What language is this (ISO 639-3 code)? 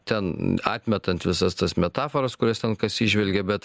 lit